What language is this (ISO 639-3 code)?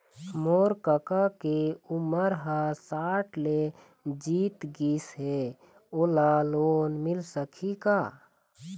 hne